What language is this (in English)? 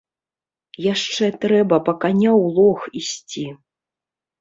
Belarusian